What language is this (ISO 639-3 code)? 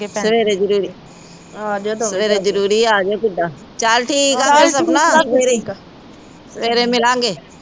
pan